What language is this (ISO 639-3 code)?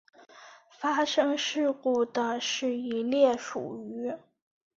zho